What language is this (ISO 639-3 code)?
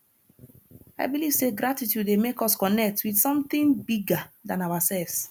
pcm